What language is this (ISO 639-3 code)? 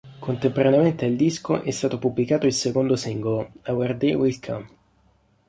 ita